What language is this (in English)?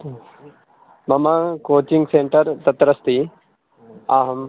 Sanskrit